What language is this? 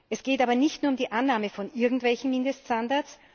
German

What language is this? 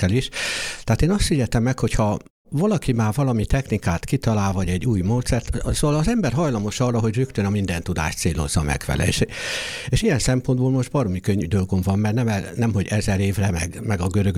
Hungarian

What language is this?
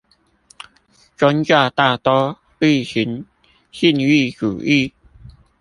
Chinese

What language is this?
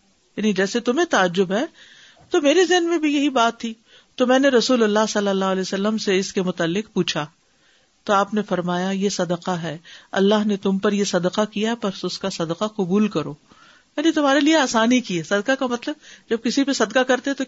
Urdu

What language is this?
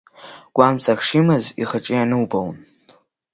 Abkhazian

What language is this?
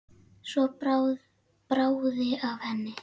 Icelandic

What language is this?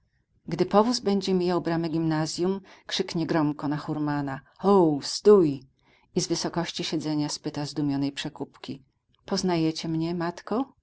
Polish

